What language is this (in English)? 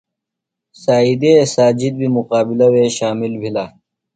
Phalura